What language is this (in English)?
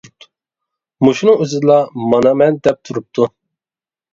Uyghur